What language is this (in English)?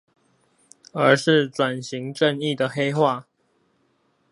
Chinese